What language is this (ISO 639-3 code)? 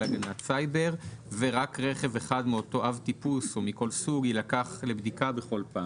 heb